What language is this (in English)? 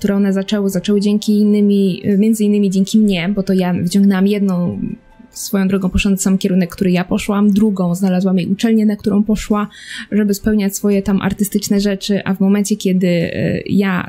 Polish